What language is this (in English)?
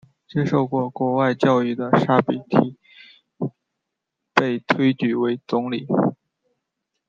Chinese